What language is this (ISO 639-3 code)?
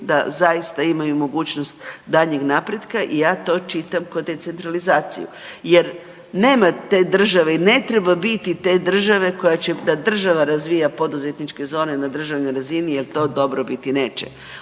hrv